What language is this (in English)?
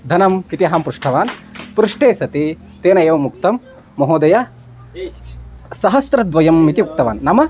Sanskrit